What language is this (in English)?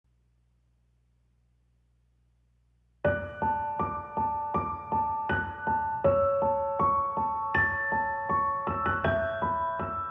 Korean